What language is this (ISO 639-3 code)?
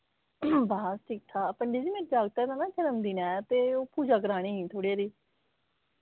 doi